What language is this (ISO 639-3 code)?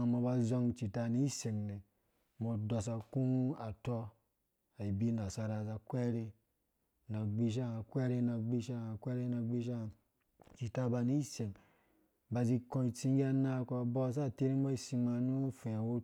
ldb